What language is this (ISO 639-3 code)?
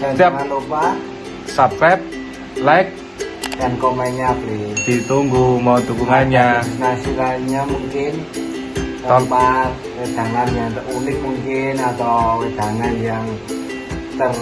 ind